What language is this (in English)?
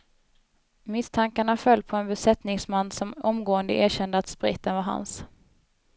Swedish